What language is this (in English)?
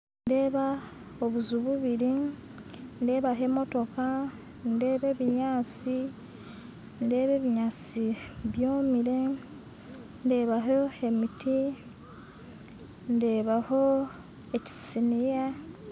Nyankole